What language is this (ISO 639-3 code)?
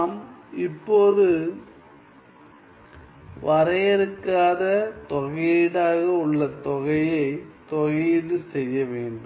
tam